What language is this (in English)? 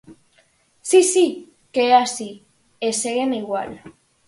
Galician